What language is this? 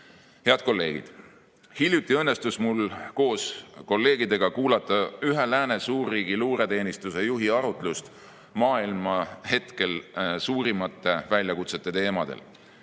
Estonian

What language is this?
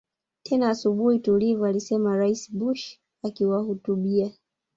Swahili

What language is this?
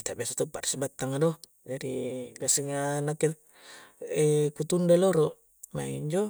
Coastal Konjo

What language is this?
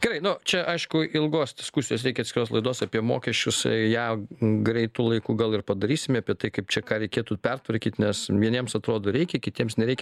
Lithuanian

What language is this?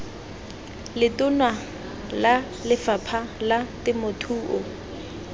Tswana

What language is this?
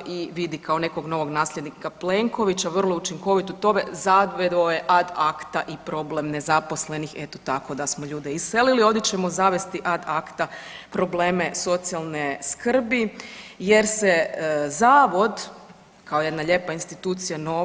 Croatian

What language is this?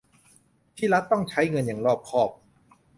Thai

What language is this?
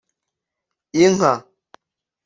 Kinyarwanda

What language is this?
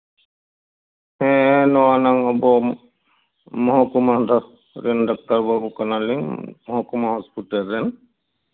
Santali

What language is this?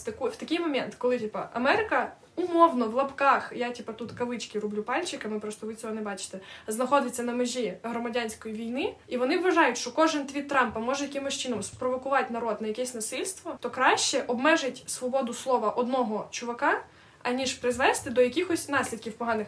Ukrainian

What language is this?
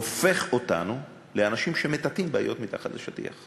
Hebrew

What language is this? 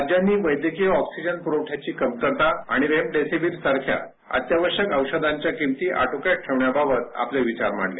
Marathi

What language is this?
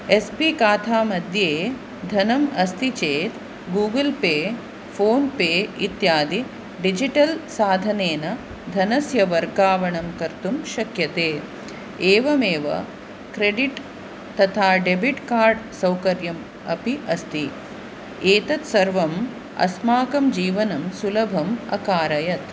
Sanskrit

